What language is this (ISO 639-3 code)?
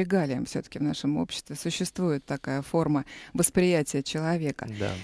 rus